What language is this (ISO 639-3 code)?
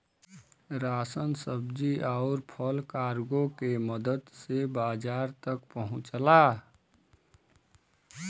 bho